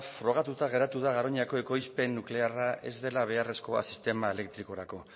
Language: Basque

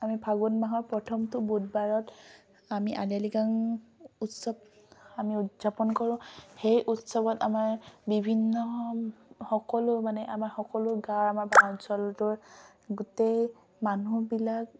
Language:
Assamese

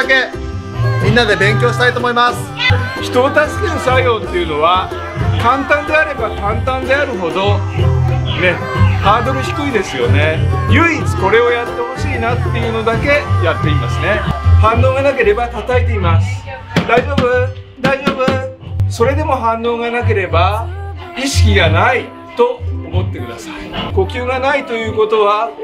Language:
Japanese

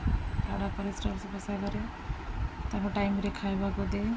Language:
Odia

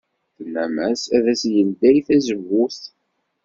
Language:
Kabyle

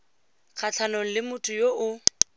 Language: Tswana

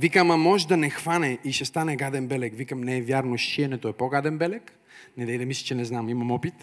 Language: Bulgarian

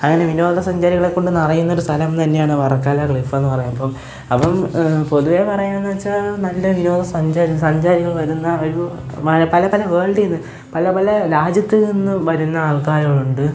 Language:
Malayalam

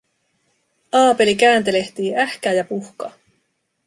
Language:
Finnish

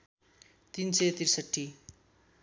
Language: Nepali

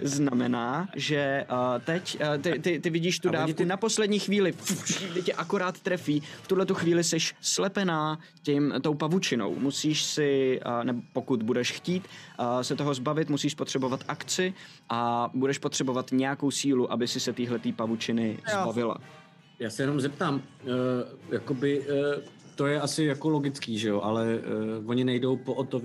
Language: Czech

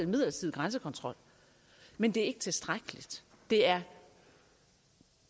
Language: Danish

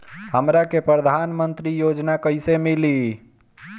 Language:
Bhojpuri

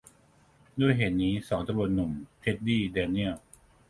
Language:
Thai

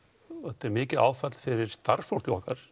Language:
Icelandic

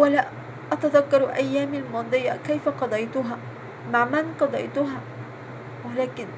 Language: Arabic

